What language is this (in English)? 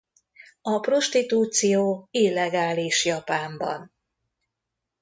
Hungarian